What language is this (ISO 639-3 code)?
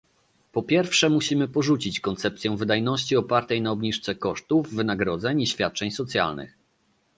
pol